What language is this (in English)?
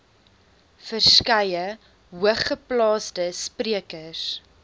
Afrikaans